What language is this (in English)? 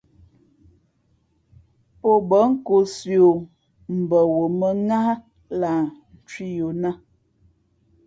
Fe'fe'